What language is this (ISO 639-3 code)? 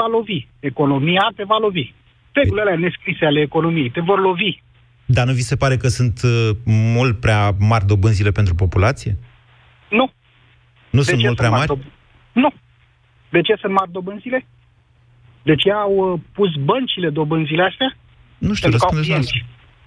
ron